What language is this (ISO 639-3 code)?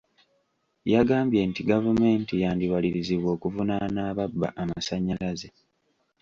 lug